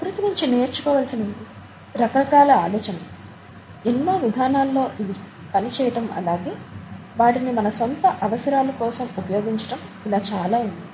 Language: Telugu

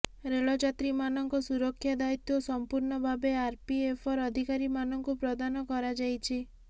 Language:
Odia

